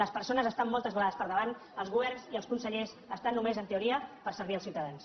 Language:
Catalan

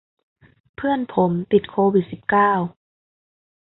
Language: Thai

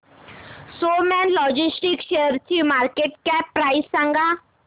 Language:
Marathi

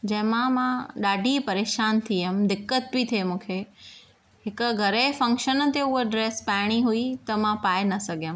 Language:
Sindhi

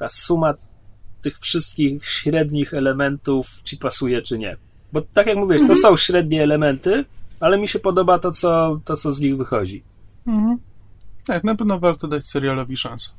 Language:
Polish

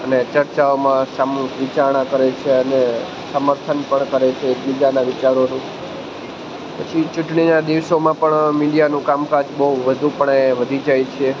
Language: Gujarati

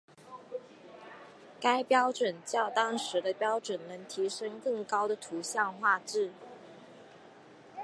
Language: Chinese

